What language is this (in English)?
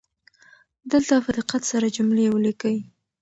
Pashto